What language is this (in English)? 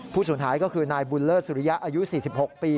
Thai